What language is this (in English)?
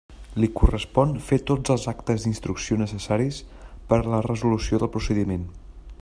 Catalan